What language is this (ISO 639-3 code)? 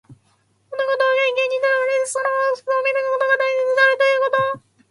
jpn